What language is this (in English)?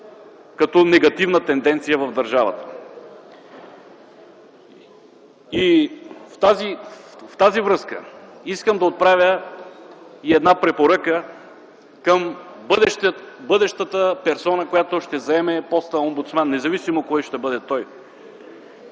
Bulgarian